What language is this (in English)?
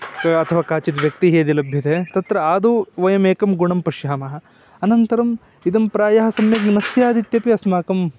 Sanskrit